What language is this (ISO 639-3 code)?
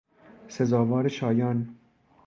fas